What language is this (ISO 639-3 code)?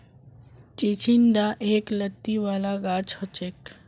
mag